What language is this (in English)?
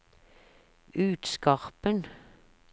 Norwegian